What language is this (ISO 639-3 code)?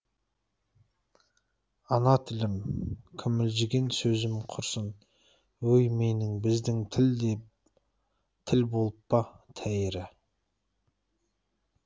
kaz